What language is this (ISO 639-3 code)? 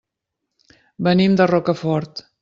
cat